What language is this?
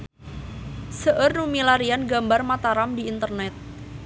Sundanese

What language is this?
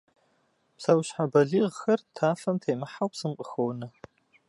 Kabardian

